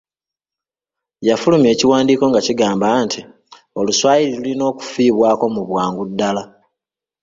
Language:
Ganda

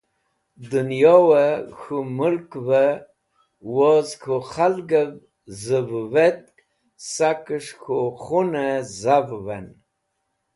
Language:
Wakhi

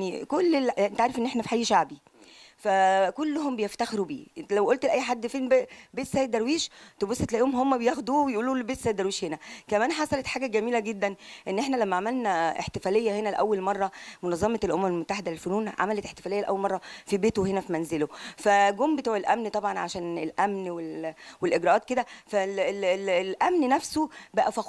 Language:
Arabic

